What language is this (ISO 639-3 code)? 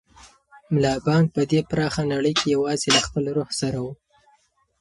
pus